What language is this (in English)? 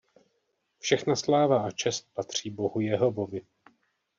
Czech